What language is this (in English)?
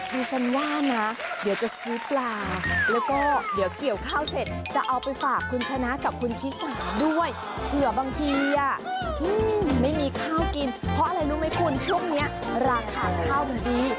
Thai